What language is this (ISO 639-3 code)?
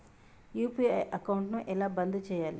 tel